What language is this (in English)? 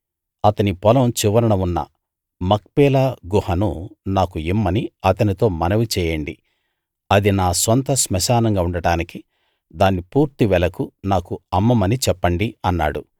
Telugu